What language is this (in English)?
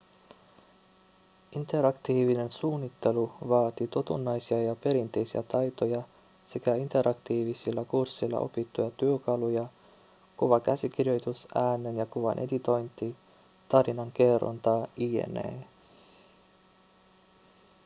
Finnish